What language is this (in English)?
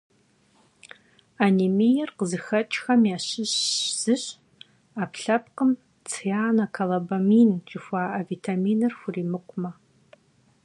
Kabardian